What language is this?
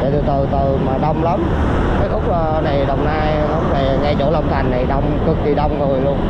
Vietnamese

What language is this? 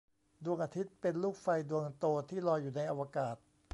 Thai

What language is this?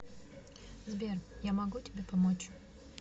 Russian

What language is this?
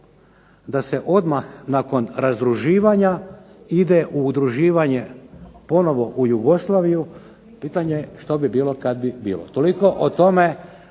Croatian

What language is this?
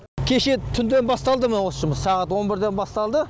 Kazakh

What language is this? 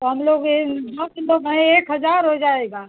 Hindi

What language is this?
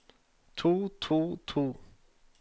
Norwegian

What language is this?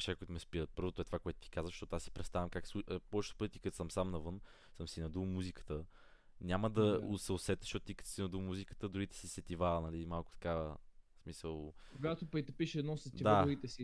Bulgarian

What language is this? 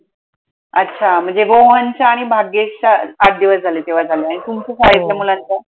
Marathi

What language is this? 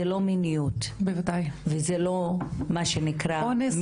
Hebrew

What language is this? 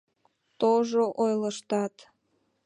Mari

